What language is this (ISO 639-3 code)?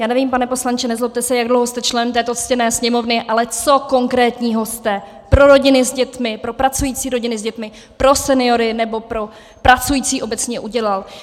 ces